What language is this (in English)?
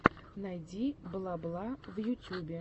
Russian